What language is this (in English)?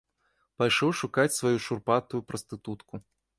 Belarusian